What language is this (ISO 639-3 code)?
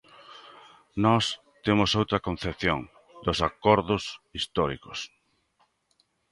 glg